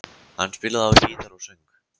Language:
Icelandic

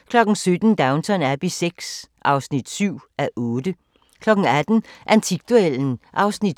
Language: Danish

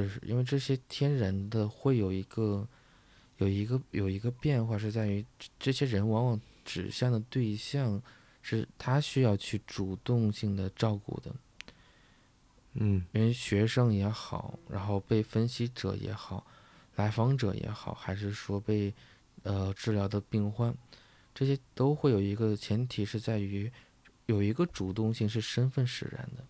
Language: Chinese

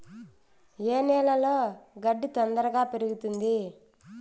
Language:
Telugu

